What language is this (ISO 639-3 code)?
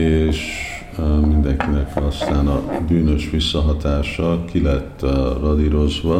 hun